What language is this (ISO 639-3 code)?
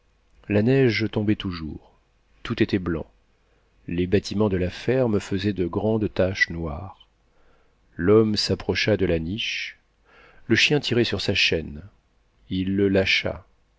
fra